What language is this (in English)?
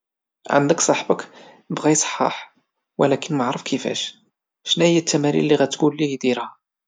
Moroccan Arabic